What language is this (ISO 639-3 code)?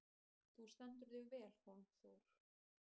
isl